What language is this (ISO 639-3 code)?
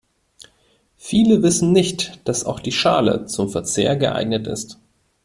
deu